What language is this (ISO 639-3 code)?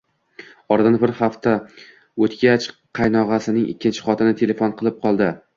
uzb